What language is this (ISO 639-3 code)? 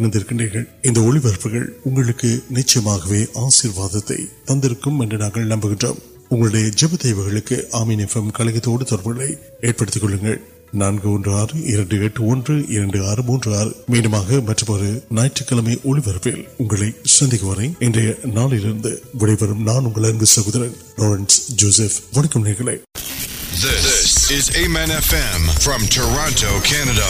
urd